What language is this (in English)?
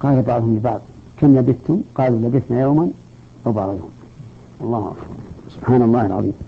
Arabic